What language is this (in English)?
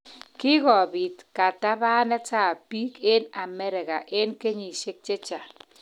Kalenjin